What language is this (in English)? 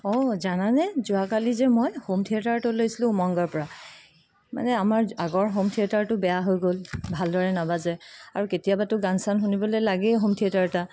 Assamese